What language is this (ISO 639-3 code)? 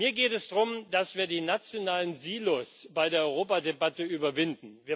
deu